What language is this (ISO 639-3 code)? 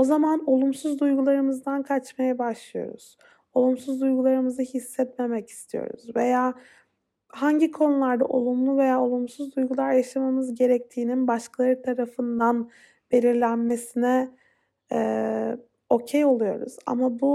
tur